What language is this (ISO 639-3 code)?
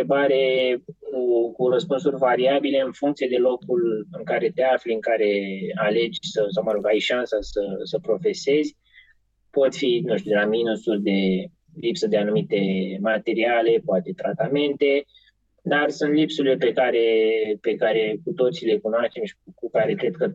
ron